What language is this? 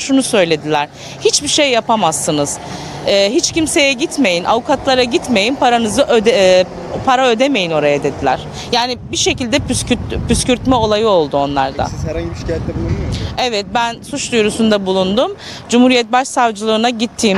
Turkish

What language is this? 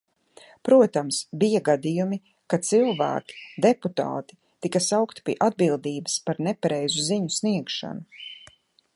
Latvian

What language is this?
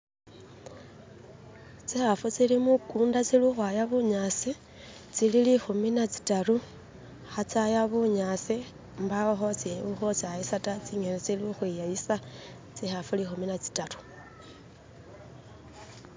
Masaaba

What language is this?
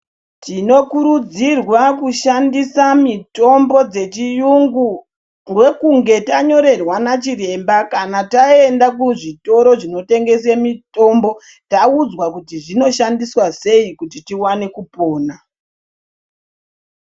Ndau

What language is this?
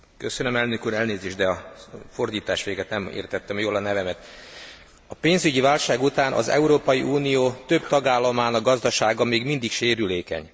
Hungarian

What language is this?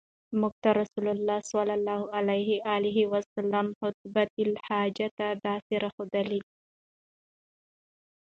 Pashto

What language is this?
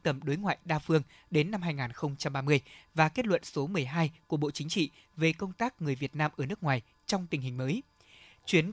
Vietnamese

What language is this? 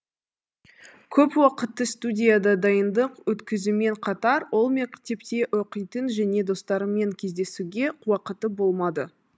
Kazakh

